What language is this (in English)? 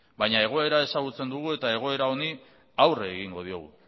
Basque